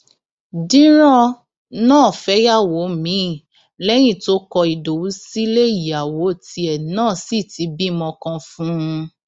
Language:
Yoruba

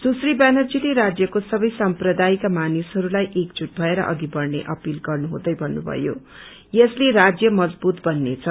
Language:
Nepali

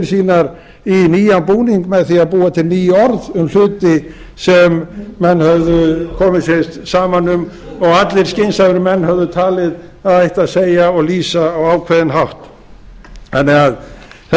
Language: Icelandic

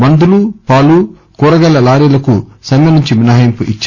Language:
Telugu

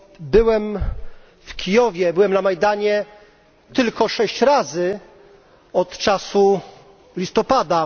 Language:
Polish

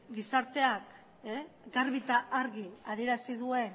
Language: Basque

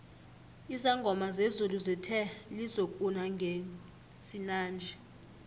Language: South Ndebele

